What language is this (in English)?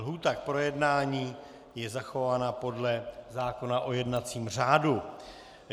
Czech